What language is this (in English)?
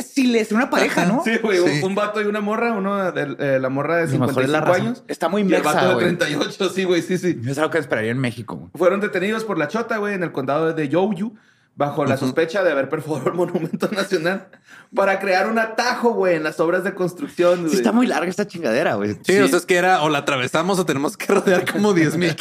Spanish